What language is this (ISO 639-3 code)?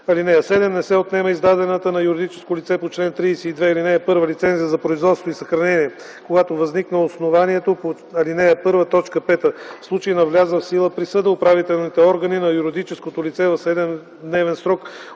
bul